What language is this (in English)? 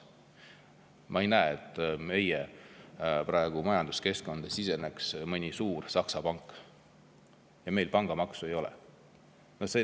Estonian